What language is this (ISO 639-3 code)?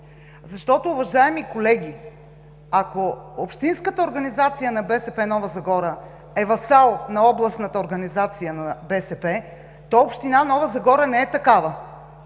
bul